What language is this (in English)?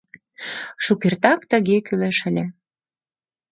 Mari